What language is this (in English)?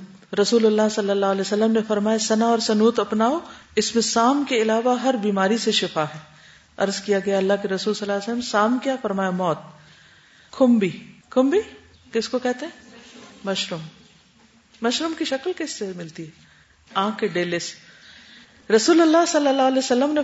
Urdu